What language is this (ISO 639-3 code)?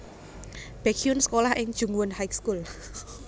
jav